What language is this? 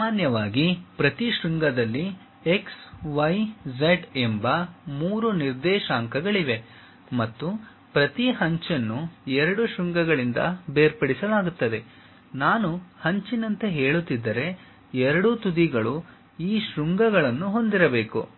Kannada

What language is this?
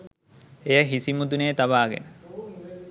Sinhala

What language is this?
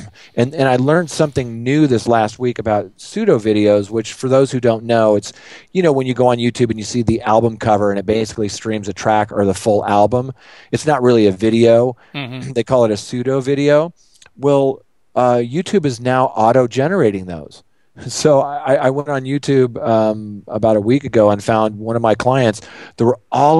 English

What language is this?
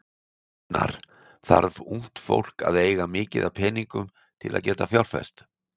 Icelandic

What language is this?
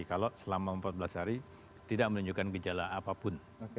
Indonesian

